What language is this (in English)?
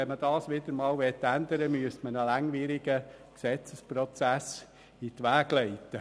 Swiss German